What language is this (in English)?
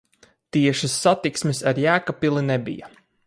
Latvian